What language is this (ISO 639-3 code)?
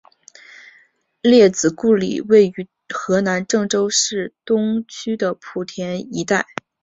zho